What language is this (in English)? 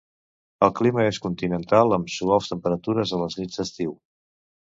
Catalan